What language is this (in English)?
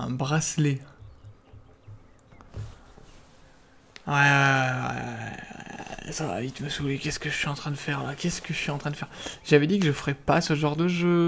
French